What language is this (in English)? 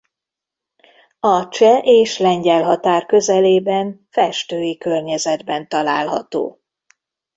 Hungarian